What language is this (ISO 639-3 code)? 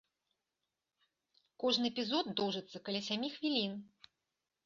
bel